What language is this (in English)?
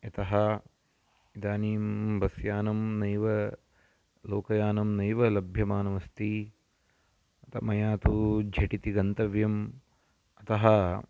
Sanskrit